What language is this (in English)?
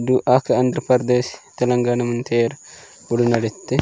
Gondi